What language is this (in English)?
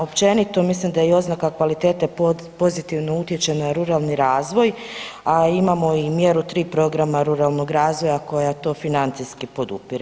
Croatian